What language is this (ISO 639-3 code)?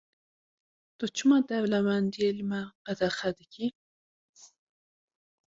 kur